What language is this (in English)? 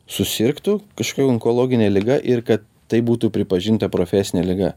Lithuanian